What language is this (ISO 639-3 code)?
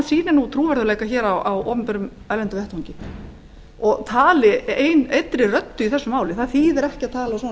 isl